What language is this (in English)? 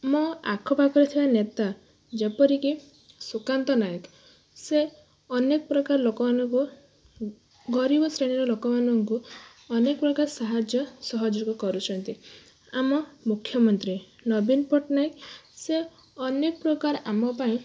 Odia